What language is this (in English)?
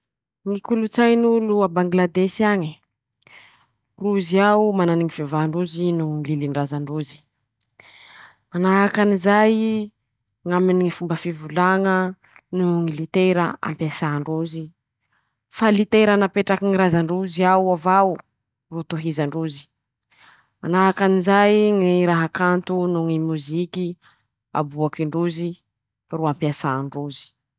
Masikoro Malagasy